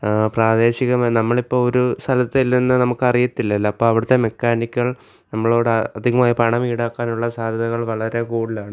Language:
Malayalam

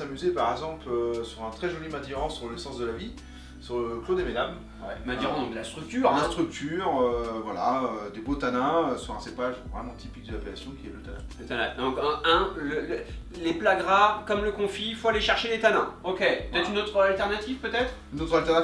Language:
French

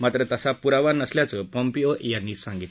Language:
Marathi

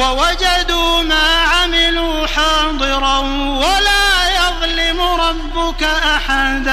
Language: Arabic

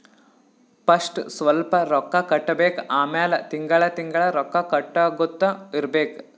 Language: Kannada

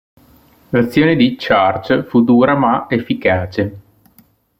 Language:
Italian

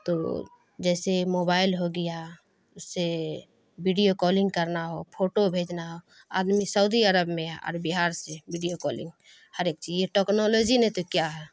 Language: Urdu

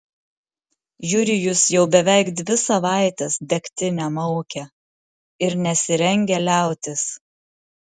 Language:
Lithuanian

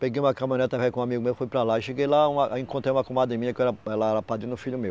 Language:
Portuguese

